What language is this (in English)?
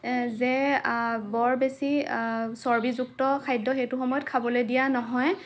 Assamese